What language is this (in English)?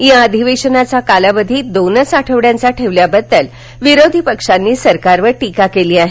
Marathi